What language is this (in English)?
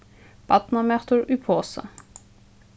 Faroese